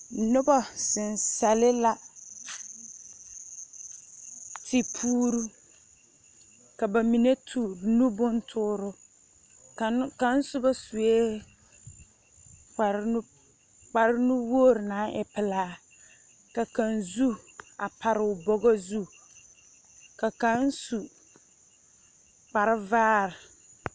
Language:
Southern Dagaare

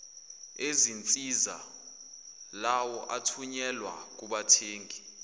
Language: Zulu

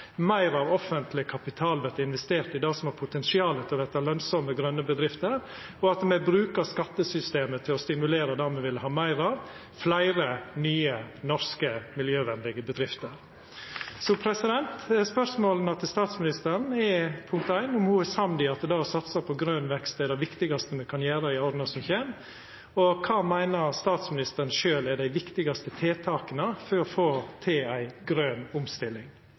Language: Norwegian Nynorsk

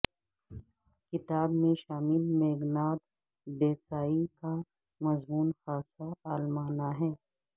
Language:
Urdu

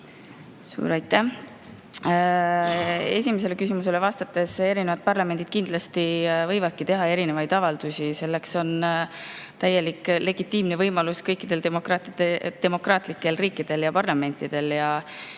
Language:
Estonian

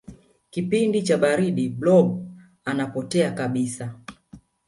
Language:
Swahili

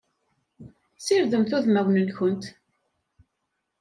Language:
Kabyle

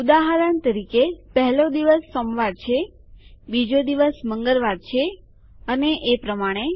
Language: Gujarati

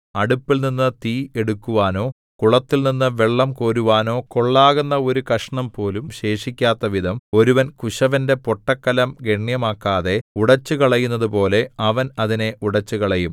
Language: Malayalam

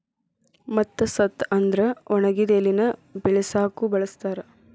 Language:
Kannada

